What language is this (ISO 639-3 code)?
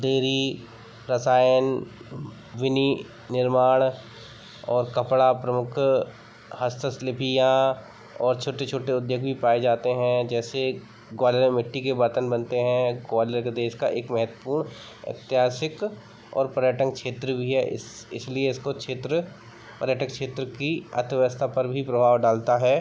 hin